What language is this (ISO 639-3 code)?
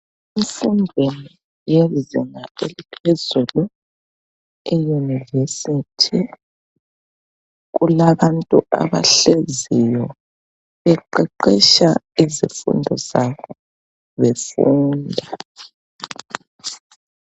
nde